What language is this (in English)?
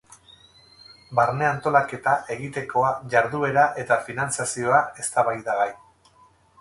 Basque